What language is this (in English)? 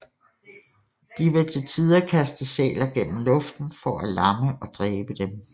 Danish